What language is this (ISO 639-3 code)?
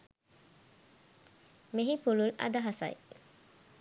sin